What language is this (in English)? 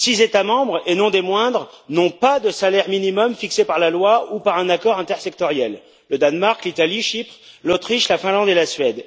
French